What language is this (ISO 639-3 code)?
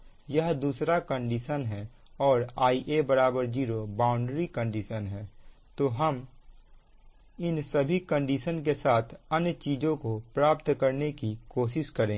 hin